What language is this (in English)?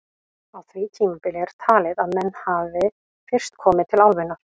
Icelandic